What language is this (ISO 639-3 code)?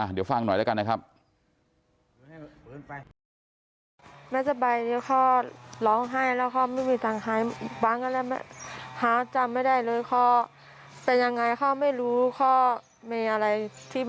tha